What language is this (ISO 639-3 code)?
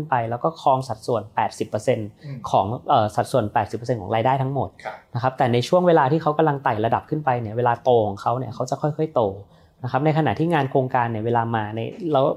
tha